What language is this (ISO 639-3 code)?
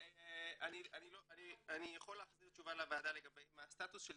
heb